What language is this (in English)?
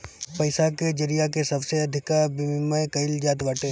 Bhojpuri